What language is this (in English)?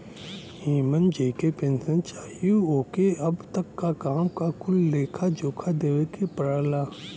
Bhojpuri